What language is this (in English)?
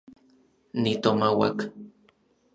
Orizaba Nahuatl